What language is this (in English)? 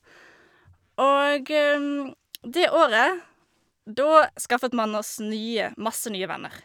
Norwegian